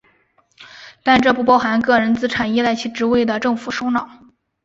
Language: Chinese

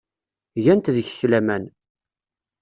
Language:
Kabyle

